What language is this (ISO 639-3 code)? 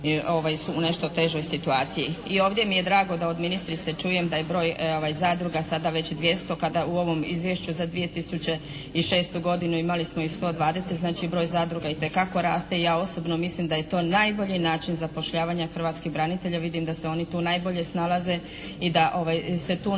hrv